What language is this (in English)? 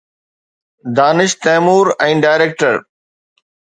Sindhi